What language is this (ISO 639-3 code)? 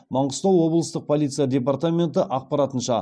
kaz